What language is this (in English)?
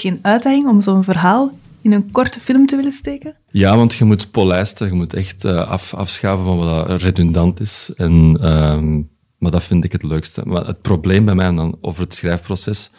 Dutch